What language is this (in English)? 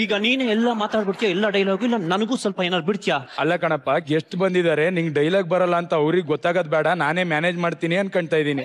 Kannada